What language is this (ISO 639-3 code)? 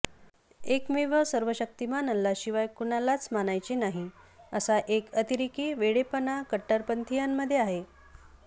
mar